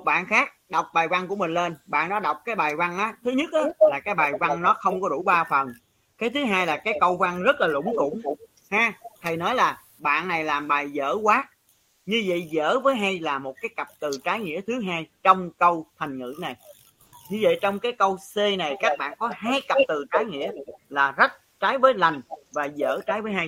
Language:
Vietnamese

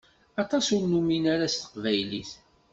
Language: Kabyle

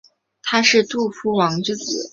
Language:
Chinese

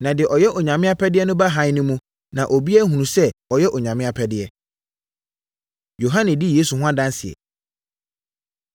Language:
Akan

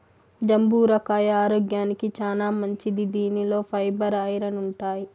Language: Telugu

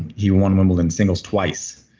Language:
English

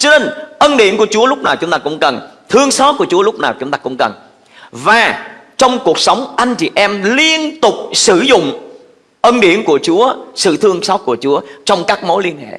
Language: Vietnamese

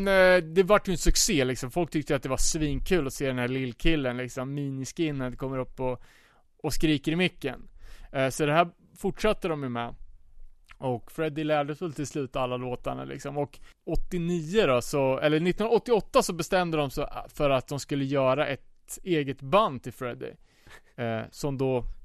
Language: Swedish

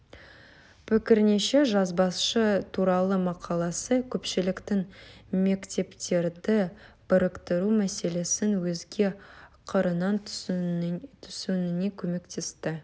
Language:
Kazakh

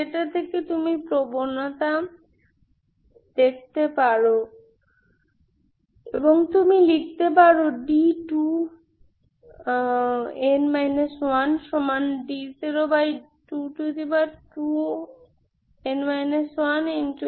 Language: Bangla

